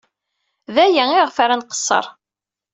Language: Kabyle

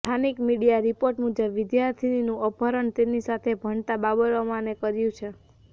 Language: Gujarati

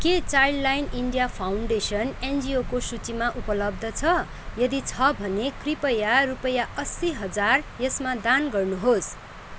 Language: Nepali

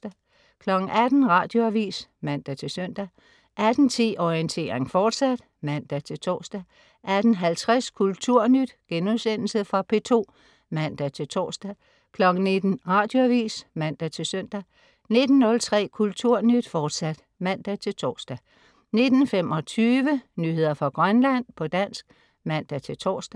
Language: Danish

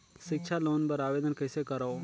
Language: Chhattisgarhi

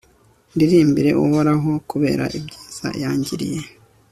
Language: Kinyarwanda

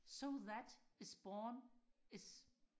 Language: Danish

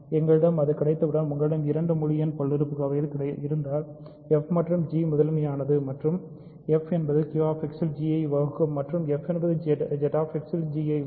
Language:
Tamil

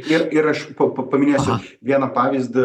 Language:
Lithuanian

